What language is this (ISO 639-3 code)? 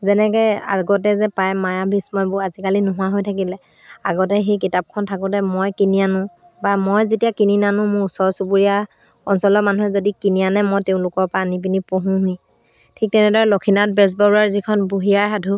asm